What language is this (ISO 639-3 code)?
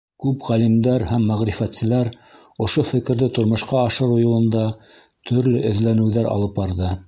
bak